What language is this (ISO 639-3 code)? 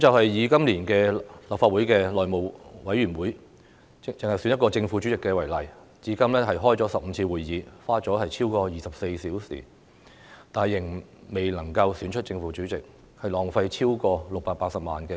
yue